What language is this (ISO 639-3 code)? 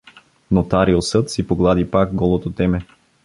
bul